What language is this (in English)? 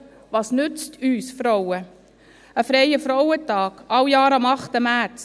Swiss German